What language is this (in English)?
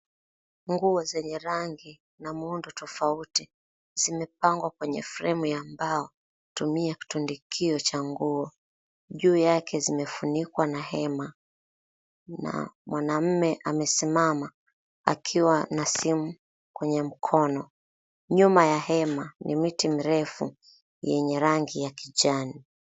Swahili